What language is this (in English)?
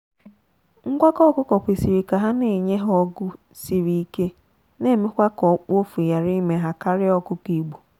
Igbo